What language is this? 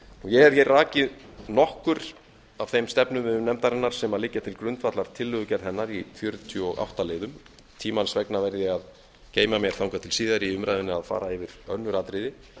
Icelandic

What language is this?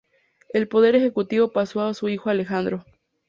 Spanish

